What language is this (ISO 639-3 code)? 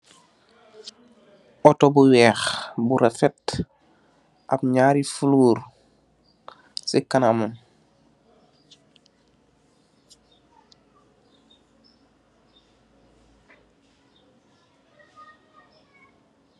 wol